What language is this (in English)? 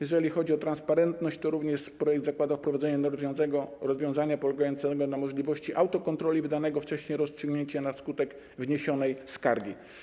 Polish